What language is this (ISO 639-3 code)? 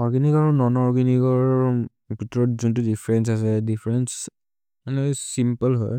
mrr